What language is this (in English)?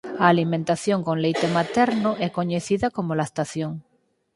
Galician